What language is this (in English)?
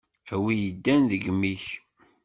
Kabyle